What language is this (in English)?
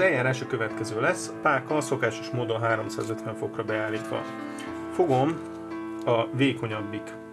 Hungarian